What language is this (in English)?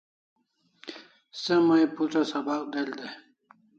Kalasha